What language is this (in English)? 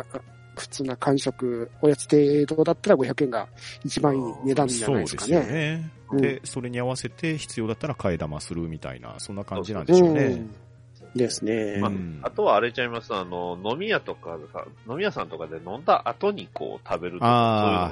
Japanese